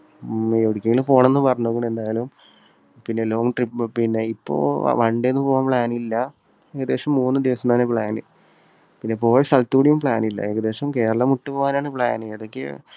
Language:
Malayalam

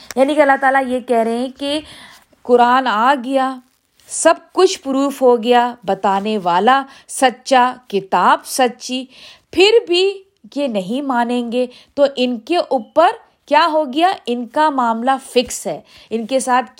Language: Urdu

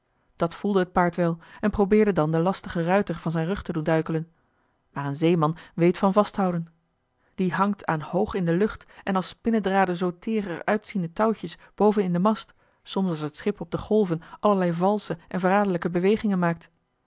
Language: Dutch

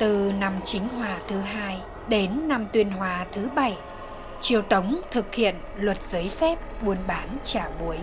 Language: Vietnamese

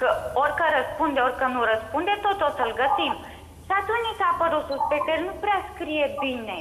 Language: Romanian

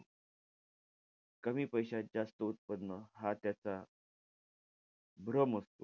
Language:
Marathi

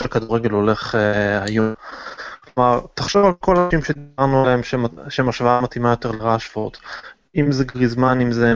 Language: Hebrew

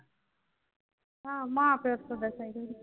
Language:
Punjabi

